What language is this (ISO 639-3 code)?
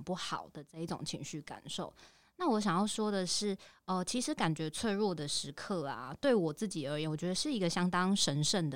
zho